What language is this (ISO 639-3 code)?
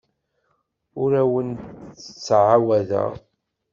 kab